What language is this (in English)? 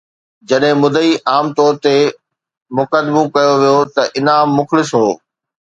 Sindhi